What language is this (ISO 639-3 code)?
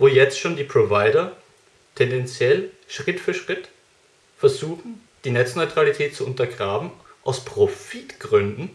deu